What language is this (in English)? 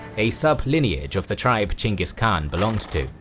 English